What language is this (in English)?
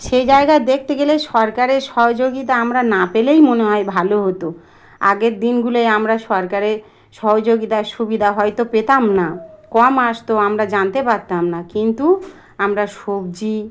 Bangla